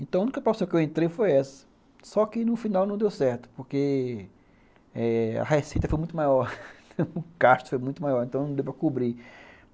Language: Portuguese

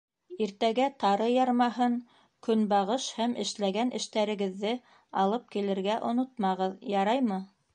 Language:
Bashkir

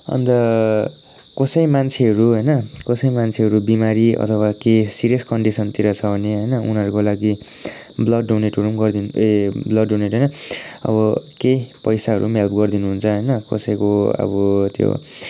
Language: Nepali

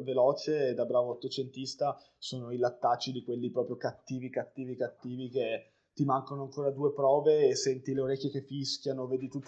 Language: Italian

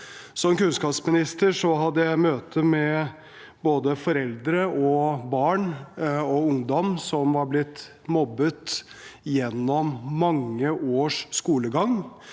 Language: Norwegian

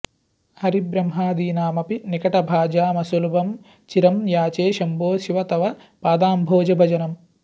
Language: Sanskrit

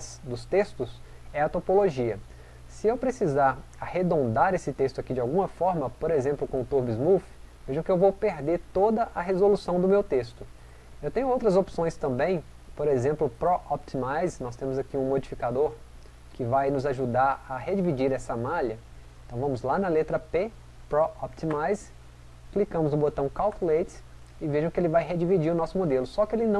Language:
Portuguese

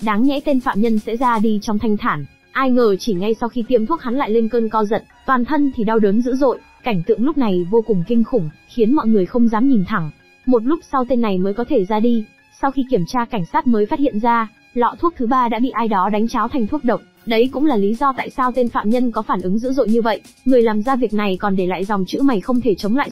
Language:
Vietnamese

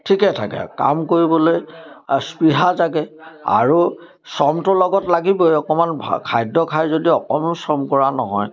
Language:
Assamese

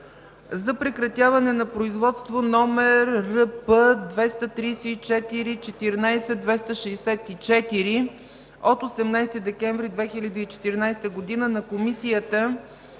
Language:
Bulgarian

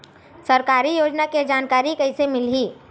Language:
Chhattisgarhi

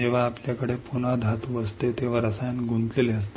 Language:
Marathi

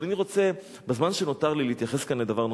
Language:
Hebrew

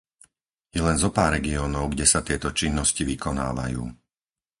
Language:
Slovak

